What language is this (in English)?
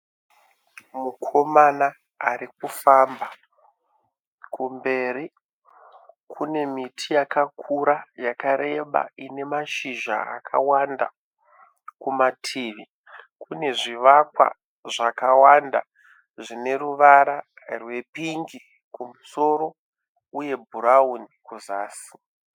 Shona